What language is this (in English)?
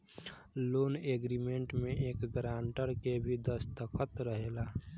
Bhojpuri